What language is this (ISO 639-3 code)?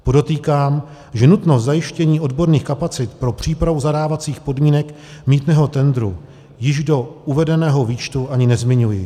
ces